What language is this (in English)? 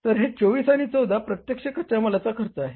Marathi